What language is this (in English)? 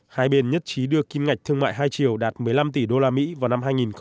Vietnamese